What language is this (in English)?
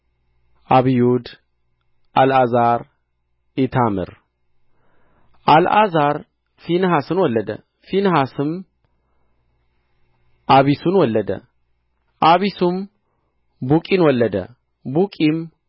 Amharic